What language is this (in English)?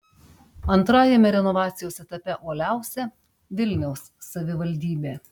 Lithuanian